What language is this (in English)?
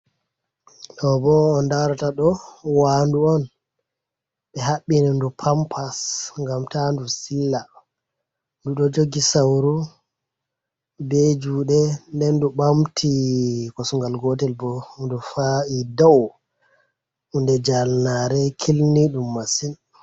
Fula